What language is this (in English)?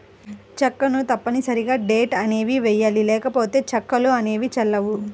Telugu